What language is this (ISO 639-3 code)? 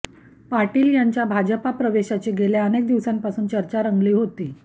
mar